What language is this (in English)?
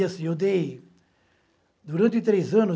Portuguese